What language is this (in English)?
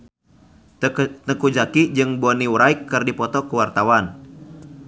Sundanese